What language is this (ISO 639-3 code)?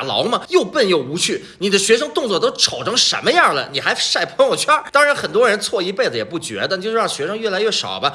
zho